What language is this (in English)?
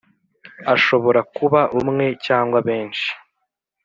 Kinyarwanda